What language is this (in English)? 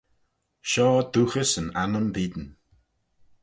Manx